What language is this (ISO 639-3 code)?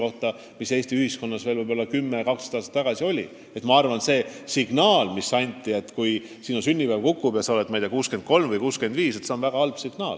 est